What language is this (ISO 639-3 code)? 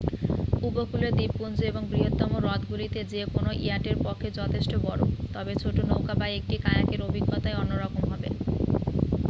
ben